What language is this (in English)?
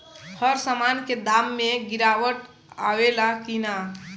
Bhojpuri